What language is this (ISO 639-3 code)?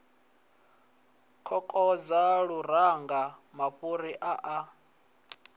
ven